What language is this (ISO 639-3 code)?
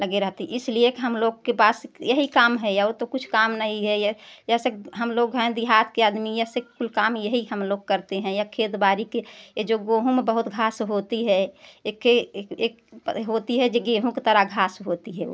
hin